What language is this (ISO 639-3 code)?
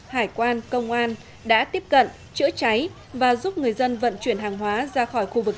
vie